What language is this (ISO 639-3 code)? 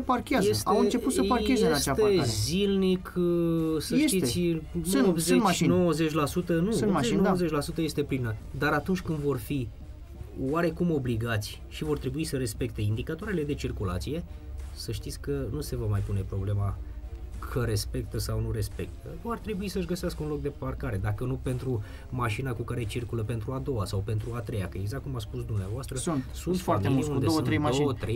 ron